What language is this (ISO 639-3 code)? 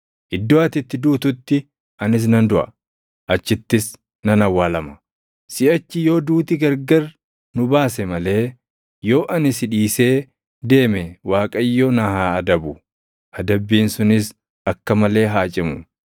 orm